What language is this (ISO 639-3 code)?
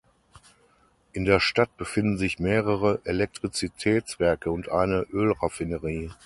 deu